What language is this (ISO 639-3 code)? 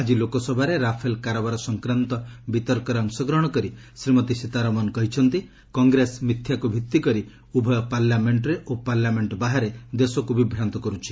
ori